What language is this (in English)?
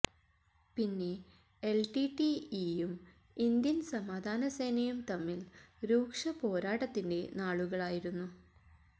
Malayalam